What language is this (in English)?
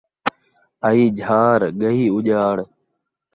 Saraiki